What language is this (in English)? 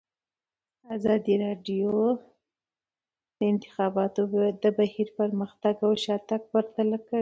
Pashto